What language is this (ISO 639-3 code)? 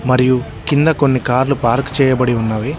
tel